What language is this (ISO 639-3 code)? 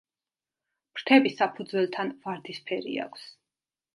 kat